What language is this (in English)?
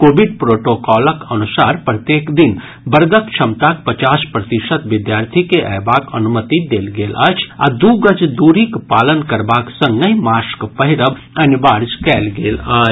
Maithili